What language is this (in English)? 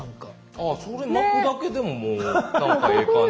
Japanese